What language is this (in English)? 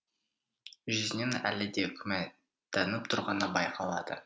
Kazakh